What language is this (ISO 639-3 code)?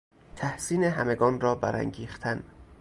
fas